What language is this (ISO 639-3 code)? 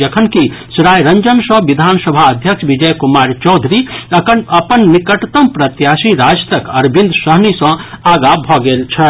mai